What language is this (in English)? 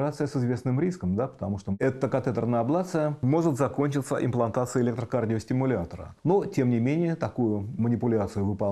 Russian